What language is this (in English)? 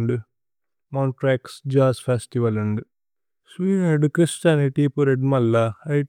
Tulu